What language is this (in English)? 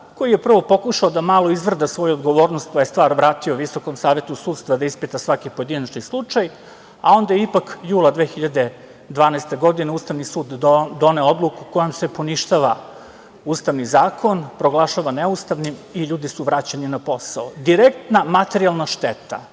Serbian